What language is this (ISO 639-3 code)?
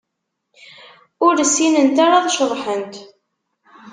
kab